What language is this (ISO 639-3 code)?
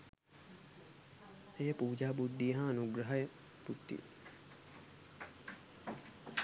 sin